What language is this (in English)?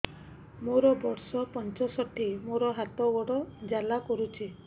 Odia